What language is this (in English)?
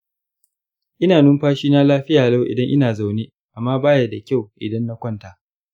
Hausa